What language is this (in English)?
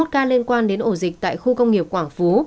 Vietnamese